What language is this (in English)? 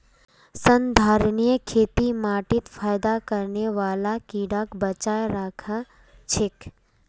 Magahi